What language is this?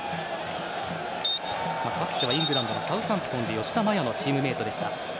Japanese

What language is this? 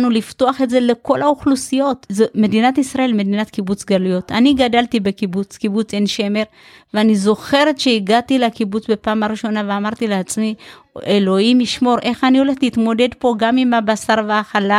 Hebrew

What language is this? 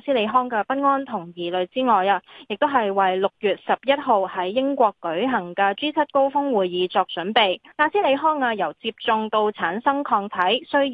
Chinese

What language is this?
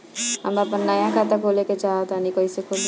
Bhojpuri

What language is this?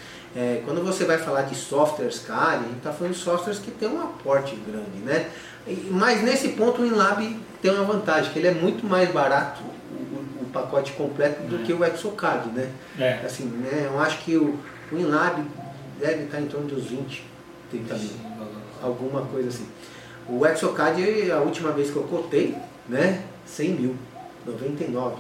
Portuguese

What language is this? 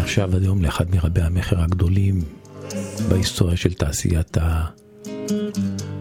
Hebrew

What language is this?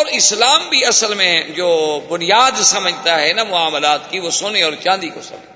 Urdu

